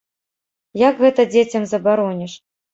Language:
Belarusian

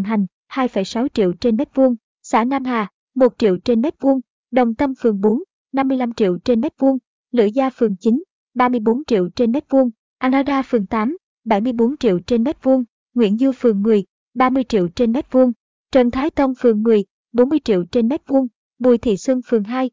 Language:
Vietnamese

